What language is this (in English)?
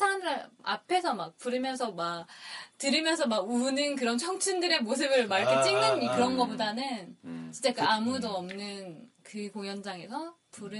Korean